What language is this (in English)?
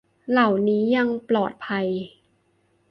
Thai